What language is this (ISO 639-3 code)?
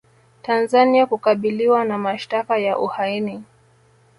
swa